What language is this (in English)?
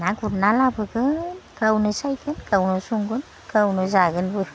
Bodo